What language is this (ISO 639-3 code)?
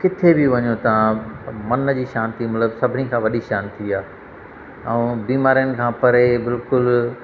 snd